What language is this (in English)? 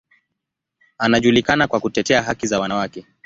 Swahili